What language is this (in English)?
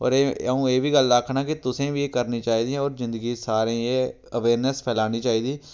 Dogri